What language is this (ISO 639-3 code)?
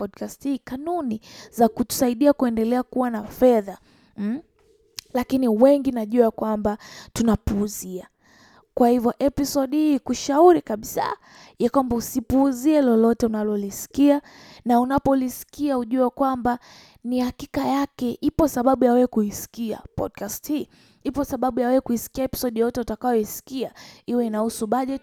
swa